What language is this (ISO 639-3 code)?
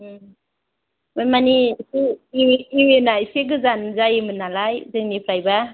brx